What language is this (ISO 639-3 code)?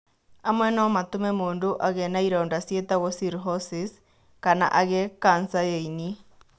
kik